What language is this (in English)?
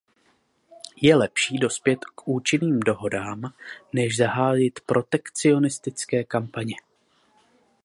Czech